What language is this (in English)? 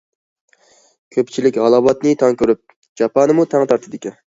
Uyghur